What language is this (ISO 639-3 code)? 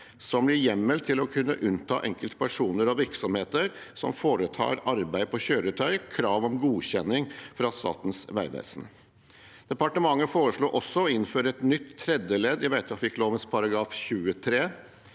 nor